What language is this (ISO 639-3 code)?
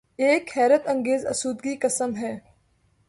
urd